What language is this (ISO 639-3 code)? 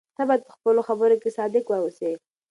pus